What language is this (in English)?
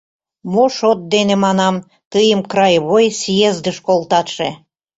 Mari